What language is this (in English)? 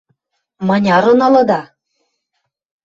Western Mari